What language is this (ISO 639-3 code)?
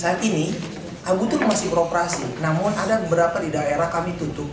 ind